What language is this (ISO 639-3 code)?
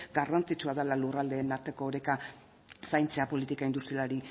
eus